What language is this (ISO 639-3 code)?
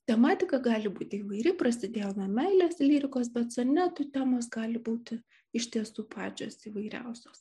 lit